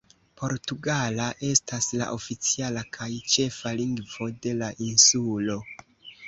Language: Esperanto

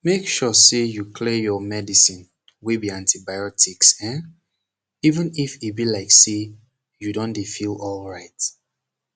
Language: Nigerian Pidgin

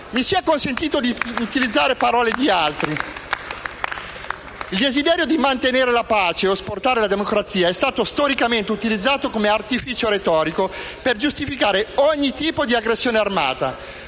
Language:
Italian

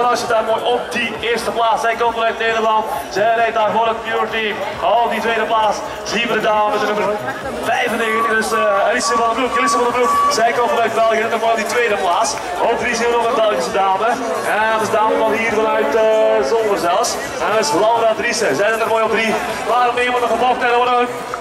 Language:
Dutch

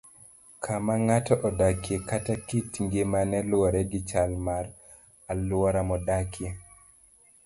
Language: Luo (Kenya and Tanzania)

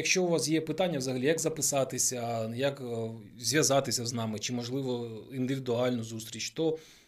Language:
Ukrainian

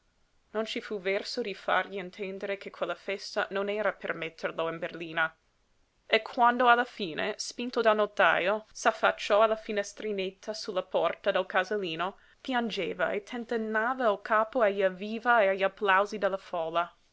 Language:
Italian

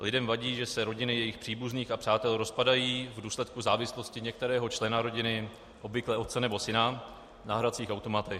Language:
Czech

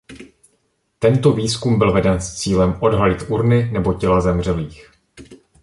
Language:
Czech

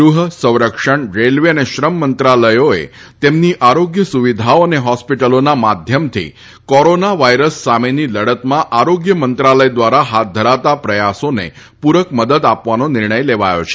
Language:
Gujarati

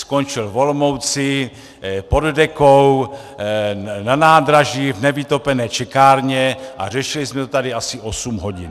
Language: Czech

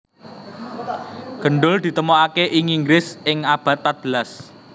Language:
Javanese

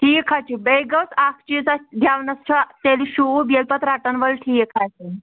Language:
Kashmiri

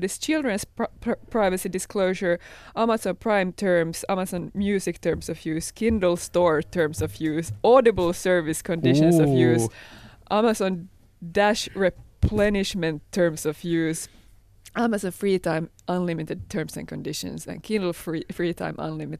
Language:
Finnish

